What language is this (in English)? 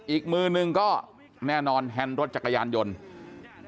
Thai